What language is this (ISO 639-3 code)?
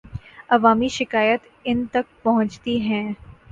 urd